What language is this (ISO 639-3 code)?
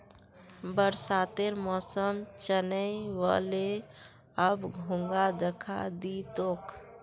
mag